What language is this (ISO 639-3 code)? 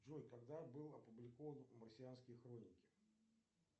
rus